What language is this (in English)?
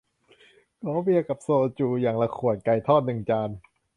Thai